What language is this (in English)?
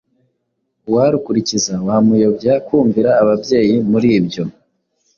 Kinyarwanda